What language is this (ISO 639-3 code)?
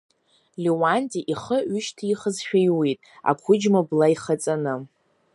abk